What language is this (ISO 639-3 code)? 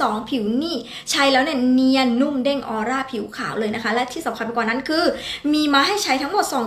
tha